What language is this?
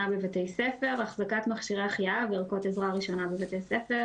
Hebrew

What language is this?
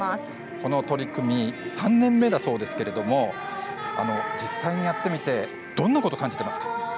Japanese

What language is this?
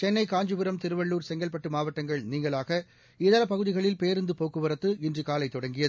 Tamil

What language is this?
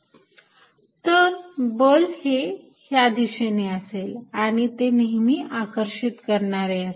Marathi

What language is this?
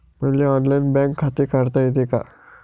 Marathi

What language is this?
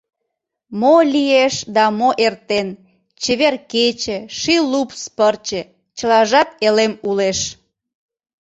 Mari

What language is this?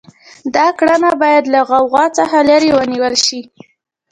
Pashto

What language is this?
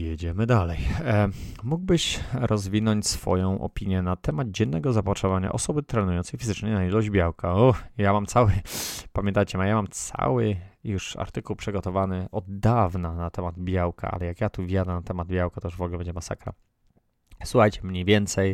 Polish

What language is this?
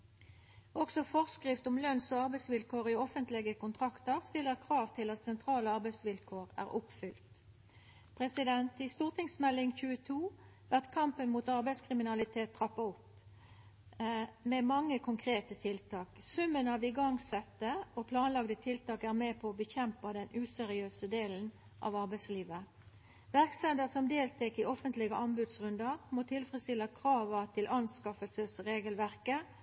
Norwegian Nynorsk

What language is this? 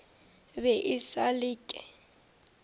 Northern Sotho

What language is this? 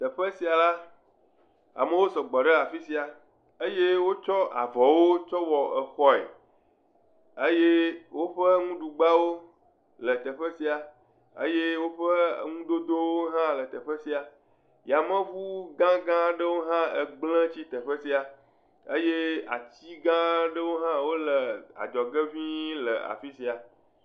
Ewe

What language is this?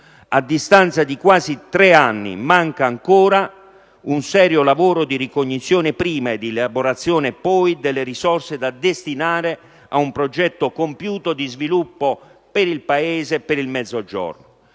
Italian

